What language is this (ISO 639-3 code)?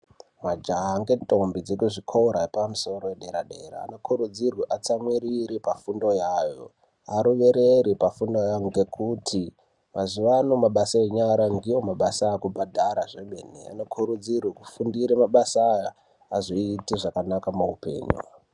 ndc